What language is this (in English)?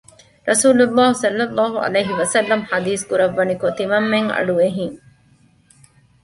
Divehi